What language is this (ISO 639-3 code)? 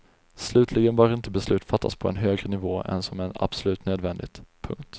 swe